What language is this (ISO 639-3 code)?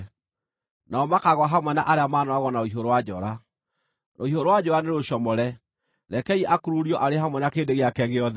kik